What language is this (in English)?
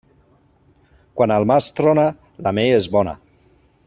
Catalan